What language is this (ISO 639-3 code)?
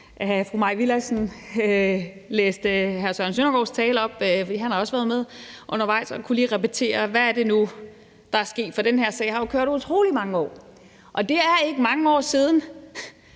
dan